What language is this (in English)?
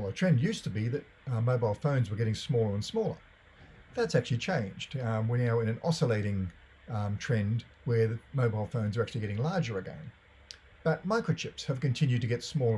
English